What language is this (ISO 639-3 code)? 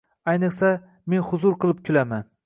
uzb